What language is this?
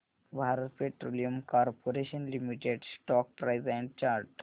Marathi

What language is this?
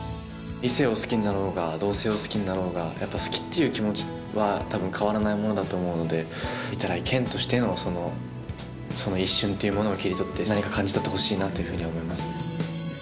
Japanese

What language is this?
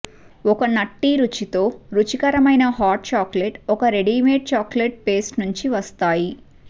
Telugu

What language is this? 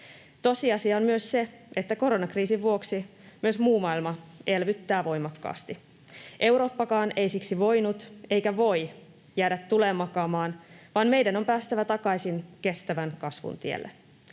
Finnish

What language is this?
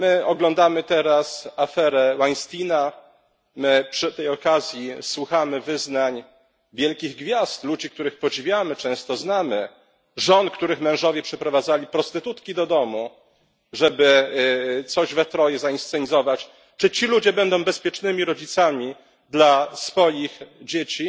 Polish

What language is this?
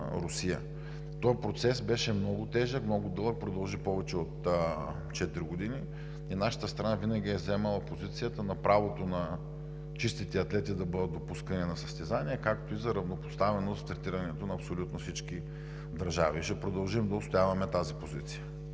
Bulgarian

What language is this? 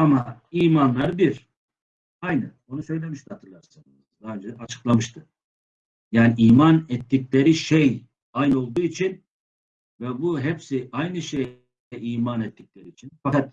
Turkish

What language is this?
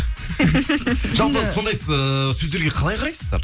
Kazakh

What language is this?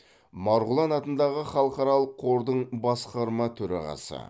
Kazakh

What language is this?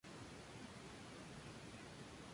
Spanish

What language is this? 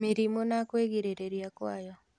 Kikuyu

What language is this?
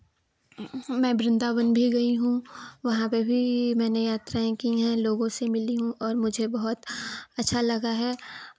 Hindi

